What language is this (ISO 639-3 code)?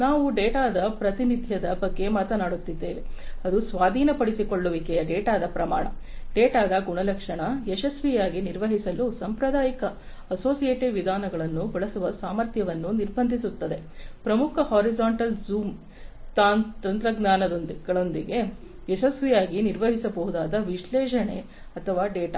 kan